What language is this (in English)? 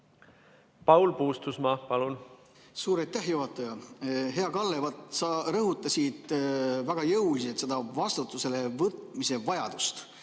Estonian